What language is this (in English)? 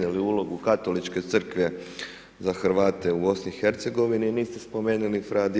Croatian